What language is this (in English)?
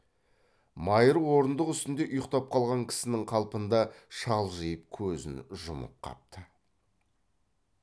Kazakh